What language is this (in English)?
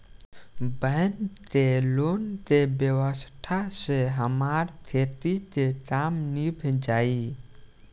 Bhojpuri